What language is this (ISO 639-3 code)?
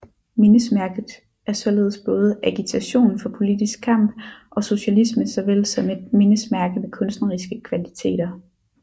dan